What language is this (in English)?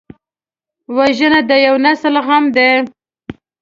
Pashto